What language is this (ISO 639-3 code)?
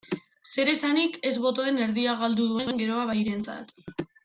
eus